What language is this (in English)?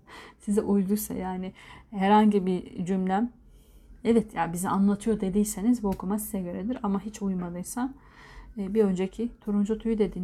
Turkish